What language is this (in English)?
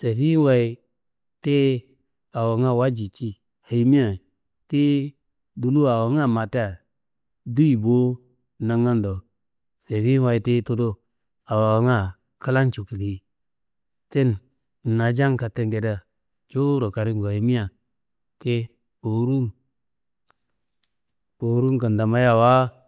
Kanembu